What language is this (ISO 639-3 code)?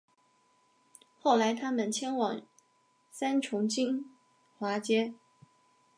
zho